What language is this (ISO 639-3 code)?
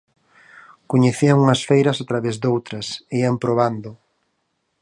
glg